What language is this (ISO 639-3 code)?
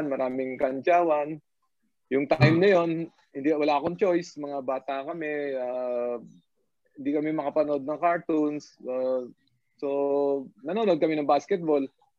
fil